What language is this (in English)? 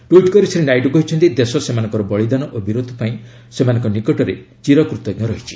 Odia